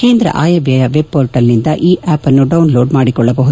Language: Kannada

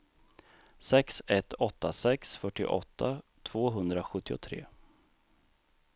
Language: Swedish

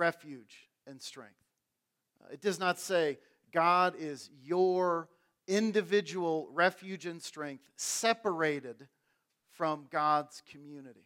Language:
English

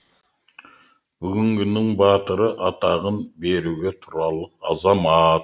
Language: Kazakh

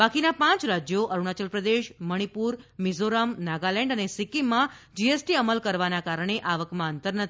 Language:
Gujarati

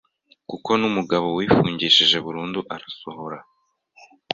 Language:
Kinyarwanda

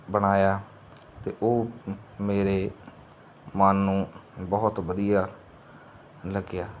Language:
Punjabi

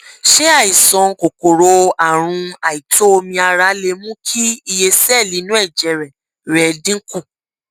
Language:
Yoruba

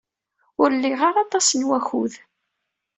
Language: Kabyle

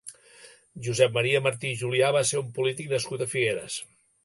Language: Catalan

